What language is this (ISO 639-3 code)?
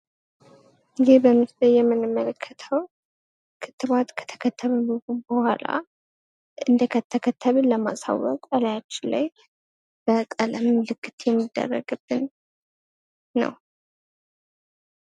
amh